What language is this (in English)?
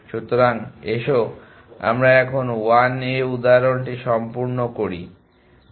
Bangla